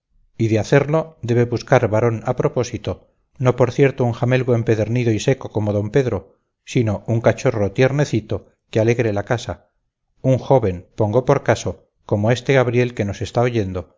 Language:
Spanish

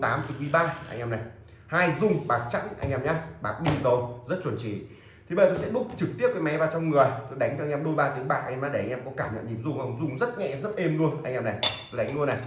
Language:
Vietnamese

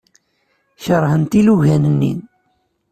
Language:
Kabyle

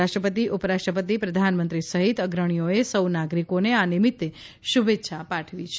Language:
Gujarati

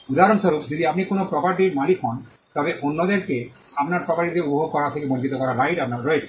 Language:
Bangla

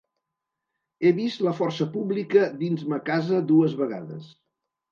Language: Catalan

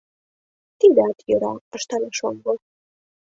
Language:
Mari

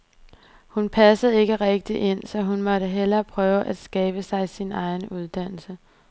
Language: Danish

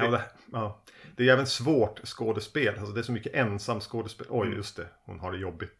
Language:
Swedish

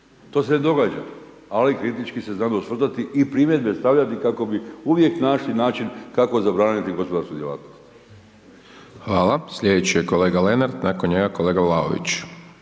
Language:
Croatian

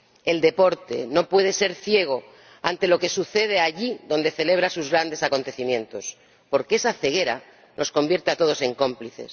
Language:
Spanish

